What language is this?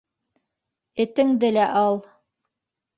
Bashkir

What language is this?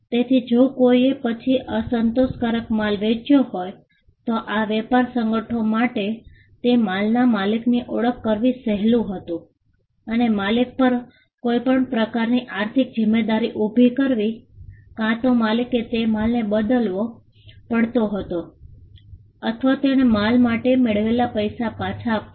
Gujarati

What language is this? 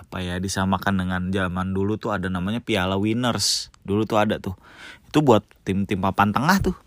Indonesian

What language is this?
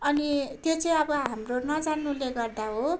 Nepali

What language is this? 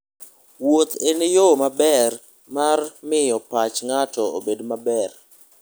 Luo (Kenya and Tanzania)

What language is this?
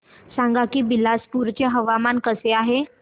Marathi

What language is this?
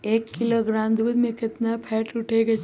Magahi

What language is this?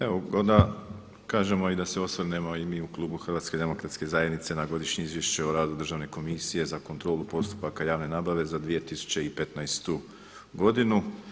Croatian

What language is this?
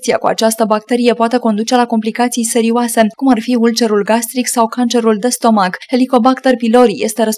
Romanian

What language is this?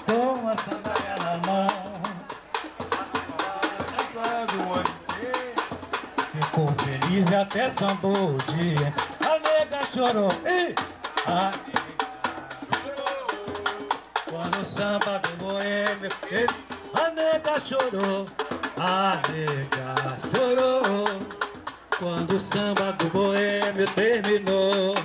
Portuguese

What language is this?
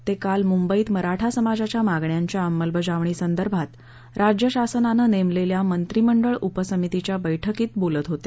Marathi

